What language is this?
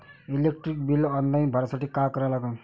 Marathi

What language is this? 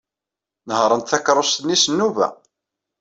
Kabyle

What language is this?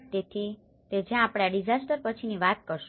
Gujarati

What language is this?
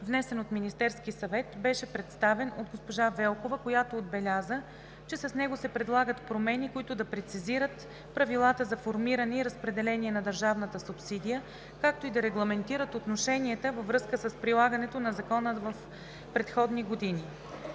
Bulgarian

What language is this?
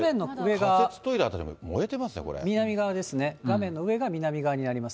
Japanese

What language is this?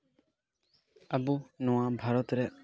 Santali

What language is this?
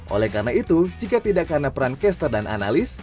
Indonesian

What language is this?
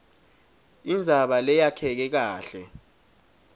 Swati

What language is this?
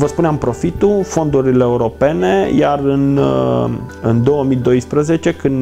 Romanian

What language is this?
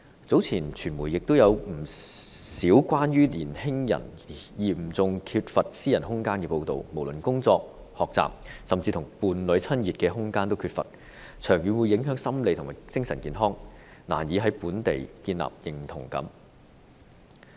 Cantonese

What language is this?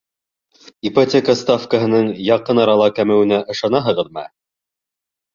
Bashkir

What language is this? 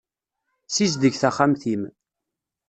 Kabyle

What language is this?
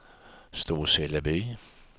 Swedish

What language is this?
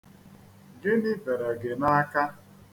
Igbo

